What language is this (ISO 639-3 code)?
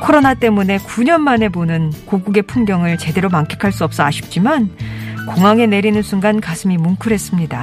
kor